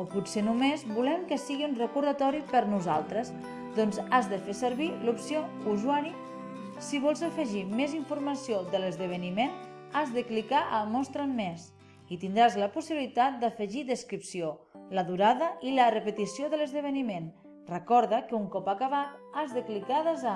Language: Catalan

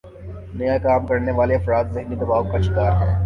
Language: Urdu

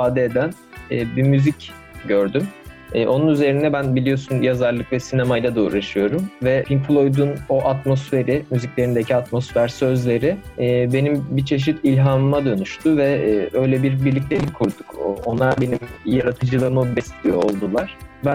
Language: Turkish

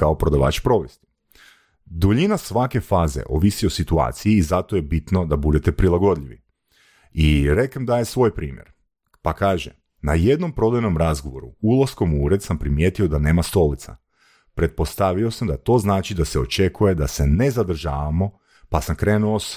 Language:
Croatian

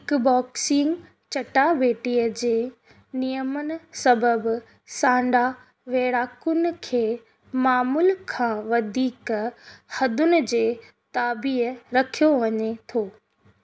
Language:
Sindhi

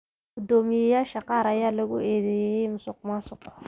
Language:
Somali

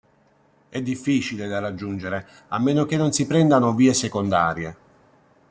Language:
Italian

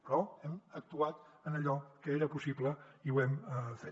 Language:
Catalan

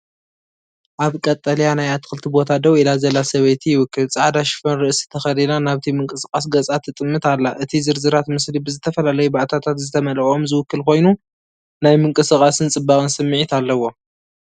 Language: Tigrinya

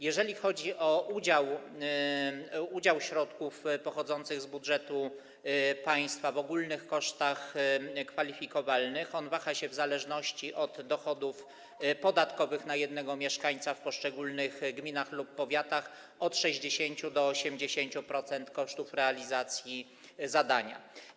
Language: Polish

